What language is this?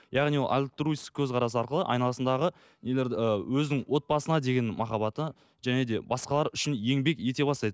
Kazakh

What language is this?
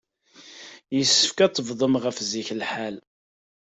Kabyle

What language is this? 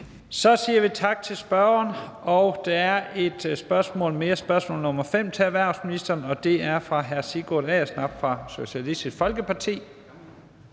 Danish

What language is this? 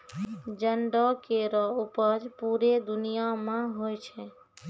Maithili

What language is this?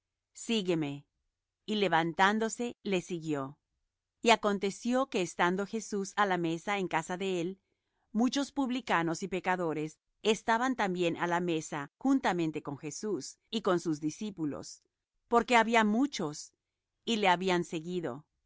Spanish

